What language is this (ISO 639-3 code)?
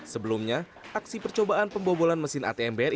ind